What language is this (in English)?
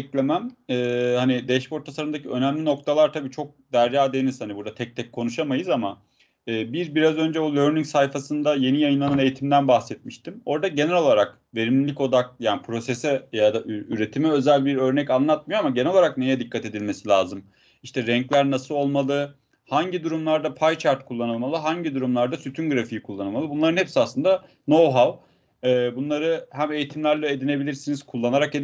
Turkish